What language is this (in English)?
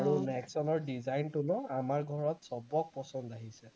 Assamese